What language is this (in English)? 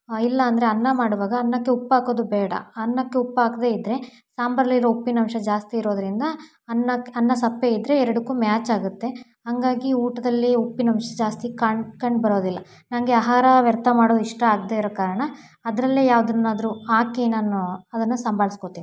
Kannada